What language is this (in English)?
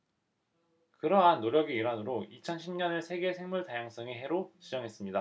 Korean